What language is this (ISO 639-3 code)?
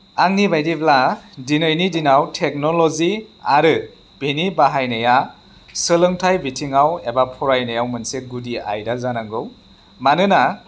brx